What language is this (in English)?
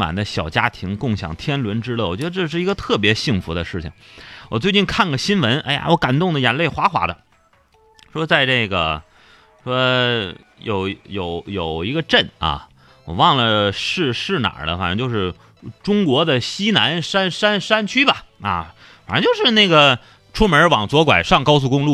Chinese